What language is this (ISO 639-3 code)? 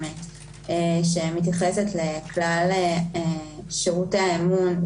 heb